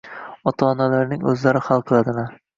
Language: Uzbek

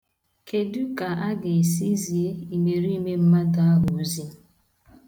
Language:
Igbo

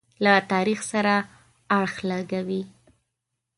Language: Pashto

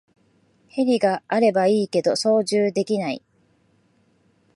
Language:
Japanese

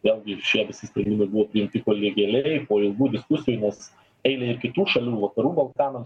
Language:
Lithuanian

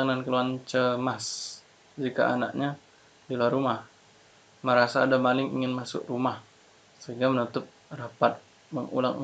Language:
Indonesian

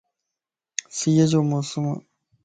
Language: Lasi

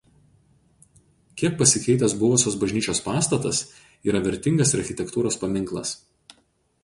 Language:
Lithuanian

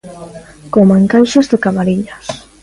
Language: Galician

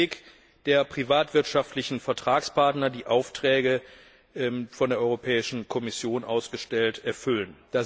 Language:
German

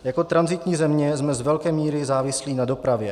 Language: Czech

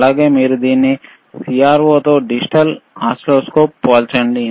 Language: Telugu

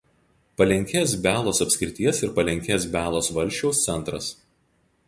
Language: Lithuanian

